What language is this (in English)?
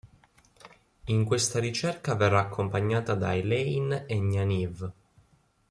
Italian